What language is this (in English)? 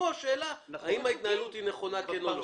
Hebrew